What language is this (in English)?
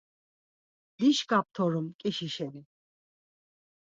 Laz